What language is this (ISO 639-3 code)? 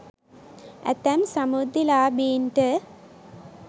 sin